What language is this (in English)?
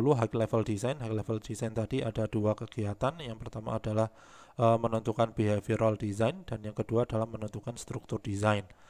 Indonesian